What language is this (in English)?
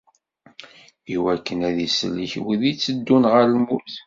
Kabyle